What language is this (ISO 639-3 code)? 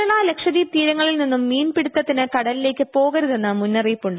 mal